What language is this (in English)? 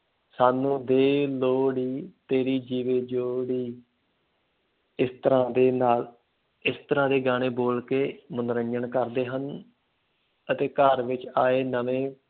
Punjabi